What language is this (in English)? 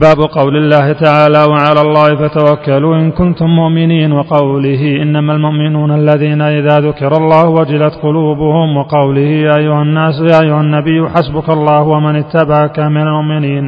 Arabic